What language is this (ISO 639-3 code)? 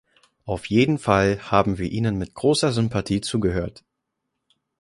deu